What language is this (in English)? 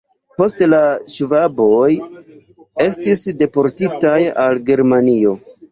Esperanto